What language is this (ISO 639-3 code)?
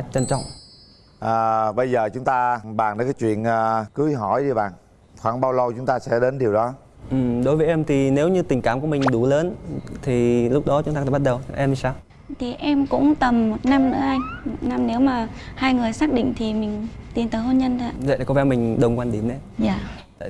vie